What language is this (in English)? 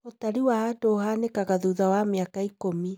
Kikuyu